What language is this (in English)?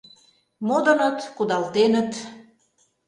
Mari